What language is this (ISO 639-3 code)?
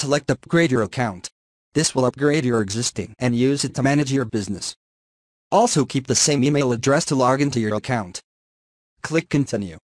eng